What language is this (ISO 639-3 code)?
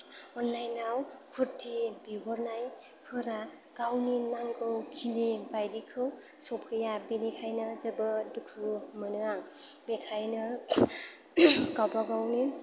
brx